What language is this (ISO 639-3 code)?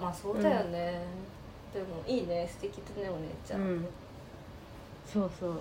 jpn